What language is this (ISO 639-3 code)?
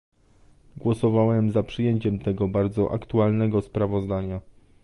pol